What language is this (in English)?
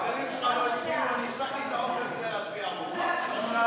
Hebrew